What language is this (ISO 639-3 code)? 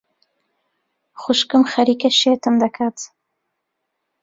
ckb